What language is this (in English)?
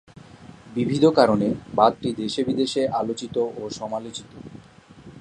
Bangla